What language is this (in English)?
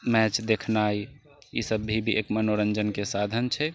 Maithili